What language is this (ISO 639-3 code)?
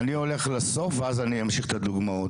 heb